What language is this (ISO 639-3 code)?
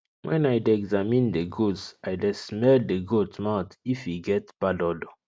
pcm